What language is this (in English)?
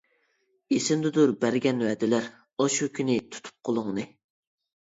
Uyghur